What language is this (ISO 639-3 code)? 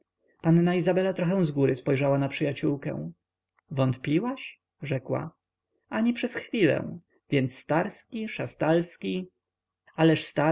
pol